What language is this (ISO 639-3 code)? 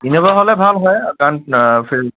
asm